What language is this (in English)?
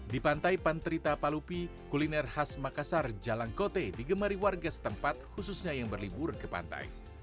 Indonesian